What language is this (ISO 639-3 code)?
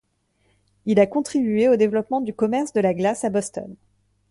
fra